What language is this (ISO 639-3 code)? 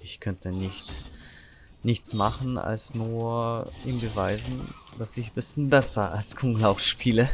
deu